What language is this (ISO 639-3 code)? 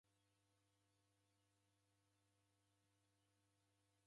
dav